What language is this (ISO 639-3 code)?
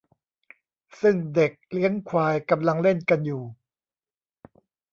tha